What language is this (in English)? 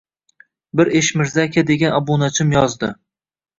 Uzbek